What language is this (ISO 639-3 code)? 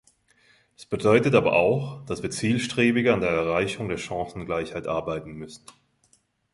deu